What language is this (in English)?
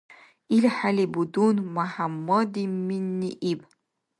Dargwa